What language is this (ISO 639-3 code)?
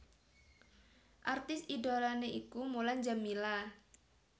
jav